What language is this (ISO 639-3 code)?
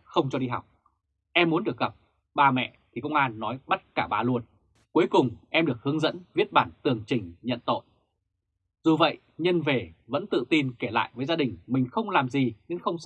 vie